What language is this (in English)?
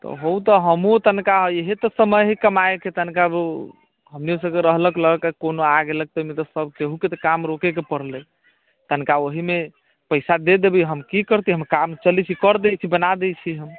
Maithili